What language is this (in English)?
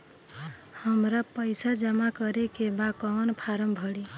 Bhojpuri